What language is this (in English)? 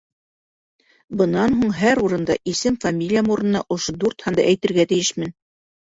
Bashkir